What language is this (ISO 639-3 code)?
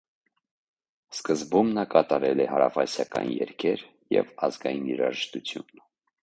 hye